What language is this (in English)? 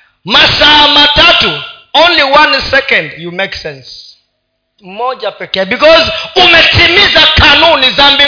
Swahili